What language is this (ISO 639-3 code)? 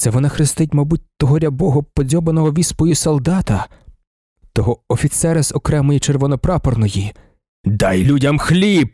ukr